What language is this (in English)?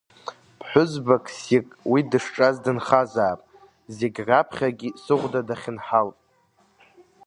Abkhazian